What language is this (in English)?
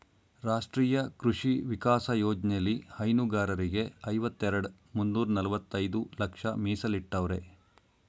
Kannada